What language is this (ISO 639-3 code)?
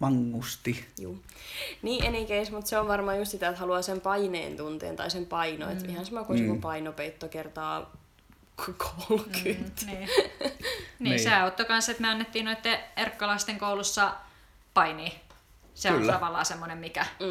fin